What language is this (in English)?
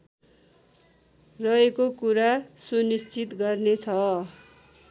Nepali